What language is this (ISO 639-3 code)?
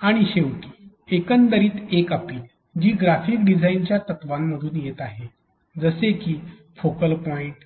mar